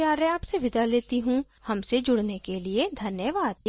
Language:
Hindi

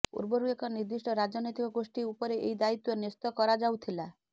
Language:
Odia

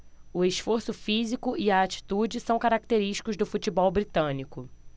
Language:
Portuguese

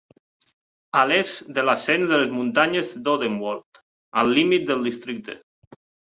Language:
Catalan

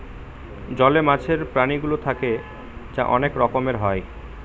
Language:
Bangla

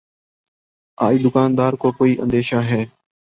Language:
Urdu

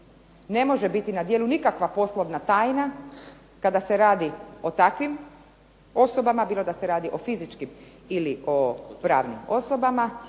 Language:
Croatian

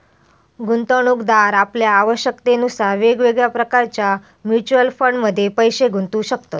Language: Marathi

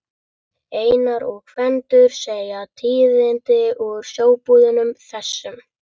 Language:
Icelandic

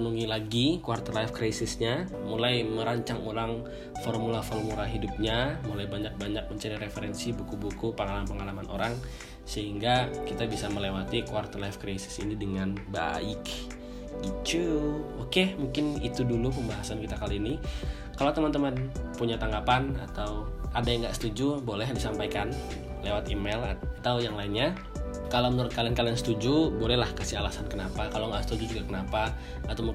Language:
Indonesian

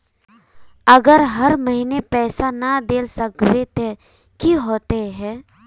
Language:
Magahi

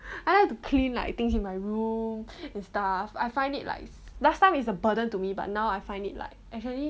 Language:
English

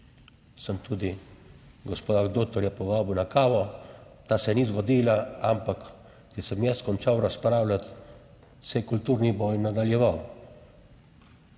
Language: Slovenian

